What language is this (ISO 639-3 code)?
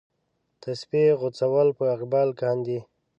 pus